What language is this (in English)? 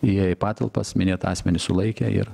Lithuanian